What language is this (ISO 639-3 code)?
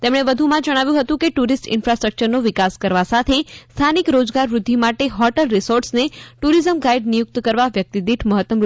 guj